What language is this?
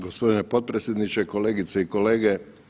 Croatian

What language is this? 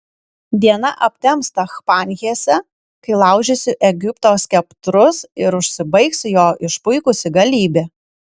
Lithuanian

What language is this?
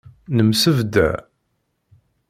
Kabyle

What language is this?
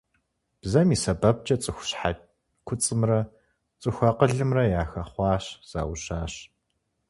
Kabardian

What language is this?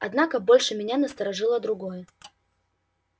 Russian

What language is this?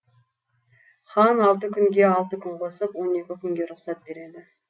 Kazakh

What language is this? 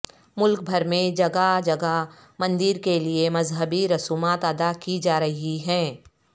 Urdu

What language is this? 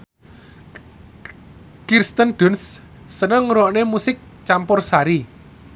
Javanese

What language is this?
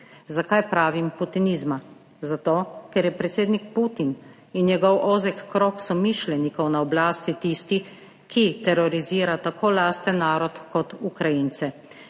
Slovenian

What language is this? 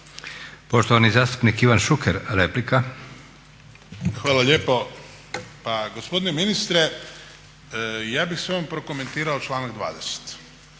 Croatian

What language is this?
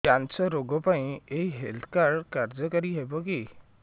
Odia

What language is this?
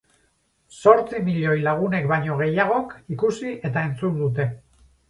Basque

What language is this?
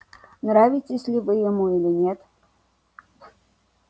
Russian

